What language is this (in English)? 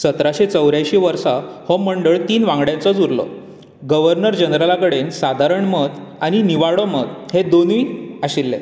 Konkani